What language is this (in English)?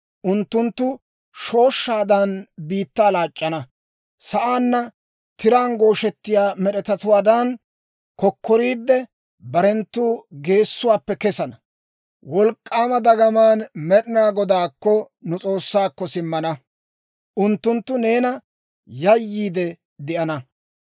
Dawro